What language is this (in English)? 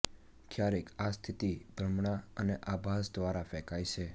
Gujarati